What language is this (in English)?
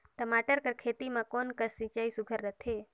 Chhattisgarhi